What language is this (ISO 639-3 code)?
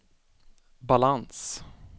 swe